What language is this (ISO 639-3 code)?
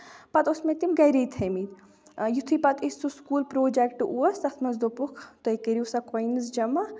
kas